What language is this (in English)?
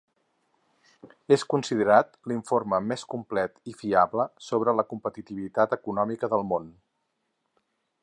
Catalan